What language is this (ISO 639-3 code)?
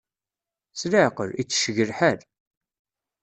kab